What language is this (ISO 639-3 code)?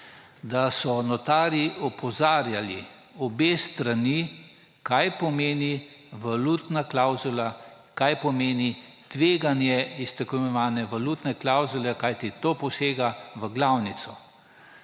slv